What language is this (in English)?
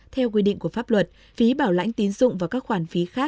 Vietnamese